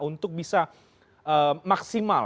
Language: Indonesian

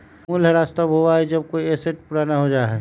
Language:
Magahi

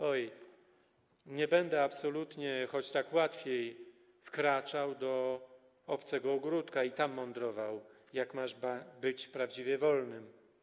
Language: Polish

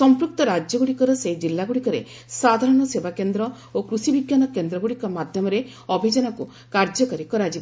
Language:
Odia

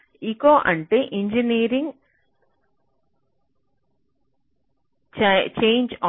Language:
Telugu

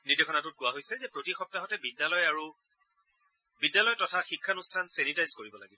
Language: Assamese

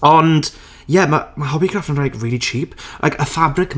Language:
Welsh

